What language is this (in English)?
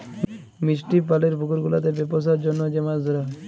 Bangla